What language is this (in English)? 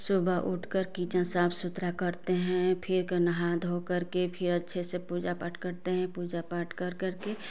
Hindi